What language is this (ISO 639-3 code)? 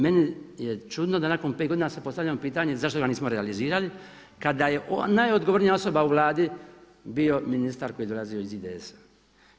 hrv